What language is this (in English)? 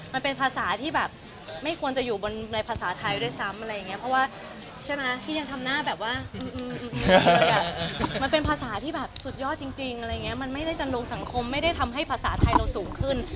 Thai